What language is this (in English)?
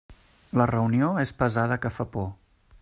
Catalan